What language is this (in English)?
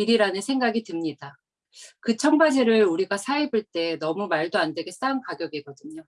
Korean